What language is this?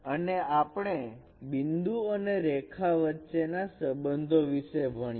Gujarati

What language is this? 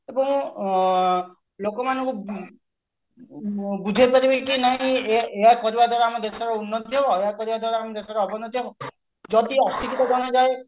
Odia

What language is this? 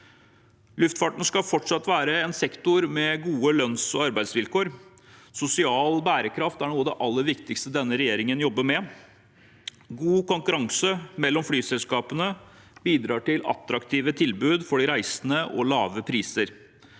Norwegian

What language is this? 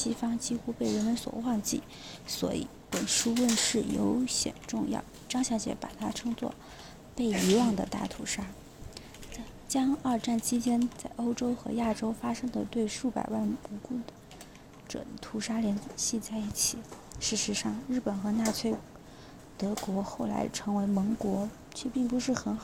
Chinese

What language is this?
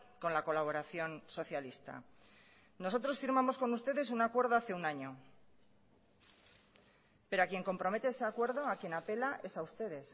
Spanish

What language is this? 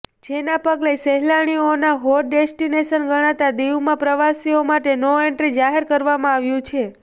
Gujarati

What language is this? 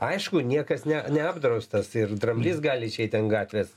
Lithuanian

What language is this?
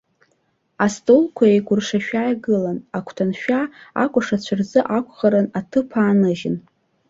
Abkhazian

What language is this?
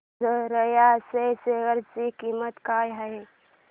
Marathi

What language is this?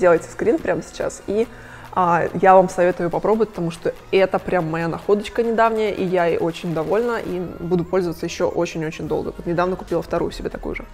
Russian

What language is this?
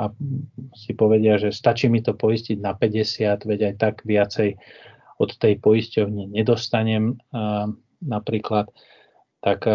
Slovak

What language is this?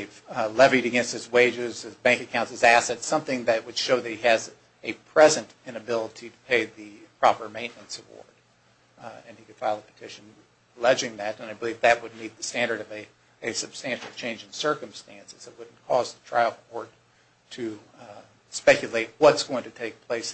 English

